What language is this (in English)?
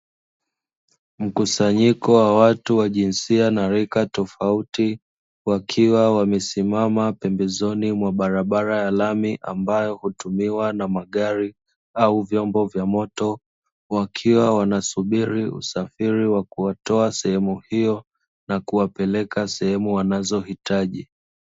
Swahili